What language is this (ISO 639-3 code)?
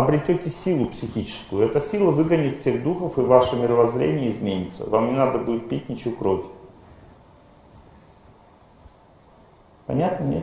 rus